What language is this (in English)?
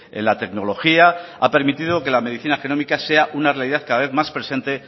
Spanish